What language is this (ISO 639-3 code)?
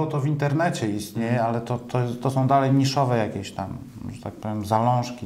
pol